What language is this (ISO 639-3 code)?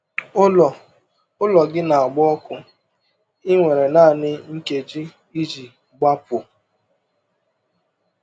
ibo